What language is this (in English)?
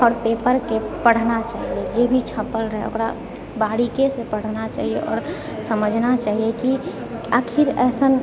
Maithili